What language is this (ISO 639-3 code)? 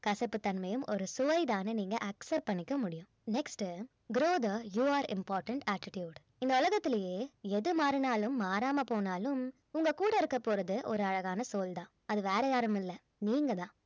tam